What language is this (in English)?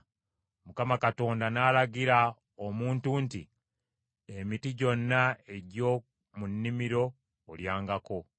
Ganda